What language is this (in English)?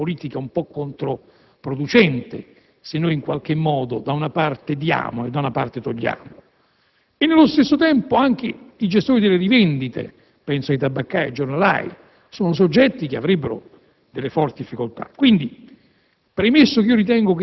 Italian